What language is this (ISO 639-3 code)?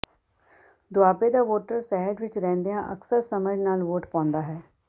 pan